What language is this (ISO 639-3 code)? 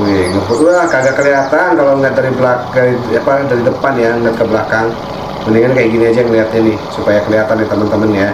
ind